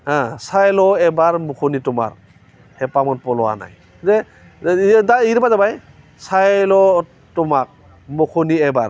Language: Bodo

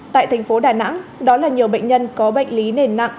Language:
Vietnamese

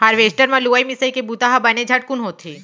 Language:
Chhattisgarhi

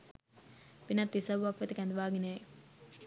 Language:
Sinhala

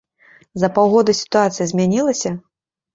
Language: Belarusian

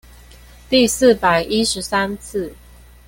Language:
Chinese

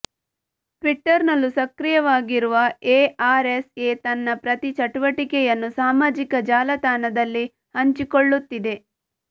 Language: Kannada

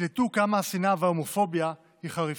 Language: Hebrew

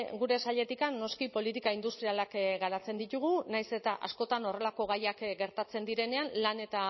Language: Basque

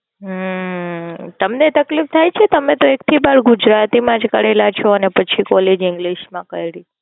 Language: Gujarati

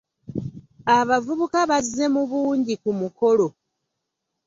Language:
Ganda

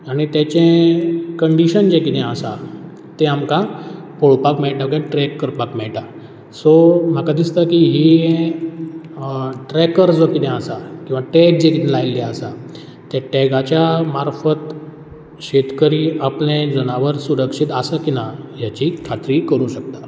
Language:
Konkani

